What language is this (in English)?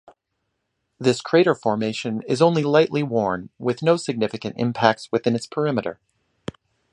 English